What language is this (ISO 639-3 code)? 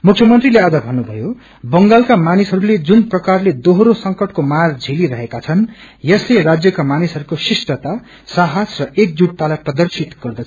nep